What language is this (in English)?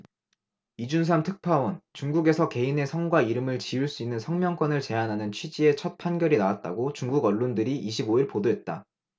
Korean